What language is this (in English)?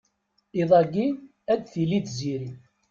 Kabyle